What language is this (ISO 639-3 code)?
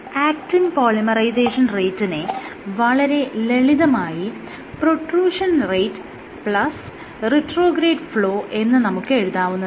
mal